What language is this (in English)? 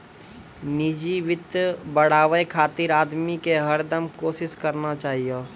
Maithili